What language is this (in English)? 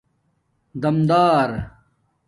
Domaaki